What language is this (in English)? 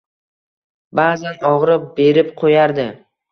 Uzbek